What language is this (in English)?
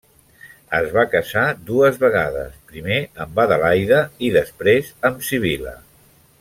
Catalan